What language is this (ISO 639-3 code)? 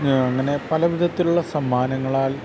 mal